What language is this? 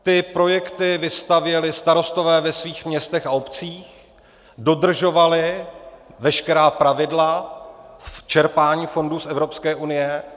Czech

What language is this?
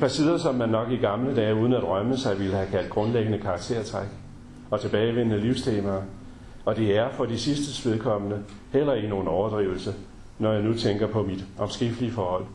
Danish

